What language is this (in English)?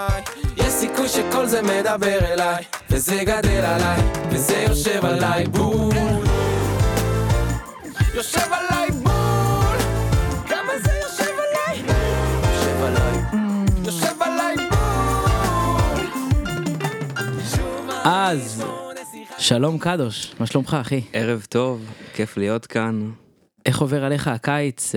Hebrew